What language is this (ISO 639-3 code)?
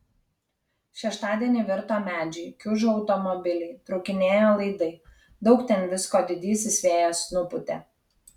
lit